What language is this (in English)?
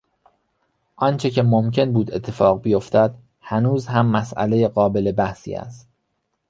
Persian